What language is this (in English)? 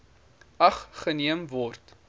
Afrikaans